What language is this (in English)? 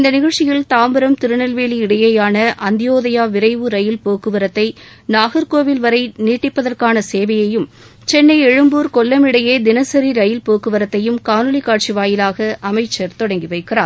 Tamil